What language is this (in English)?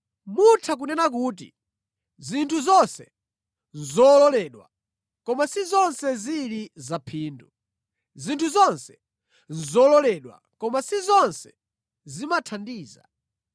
Nyanja